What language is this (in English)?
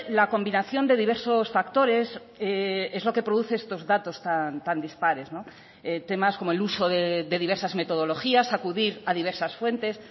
Spanish